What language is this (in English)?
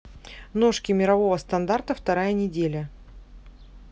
Russian